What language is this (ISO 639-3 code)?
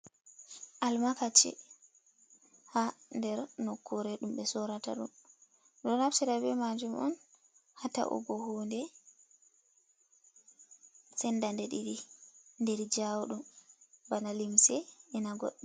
ful